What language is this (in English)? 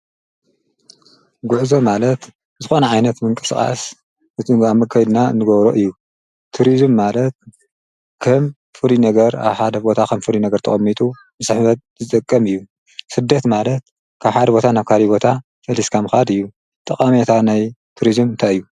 Tigrinya